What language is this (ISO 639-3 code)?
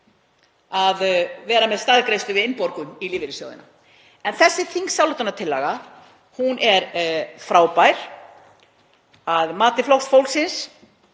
isl